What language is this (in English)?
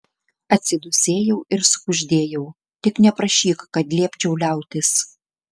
Lithuanian